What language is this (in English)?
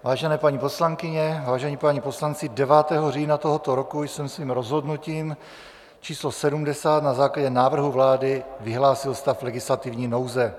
Czech